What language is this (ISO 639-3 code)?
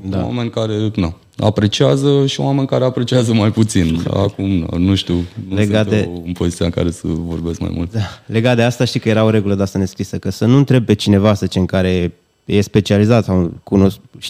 ron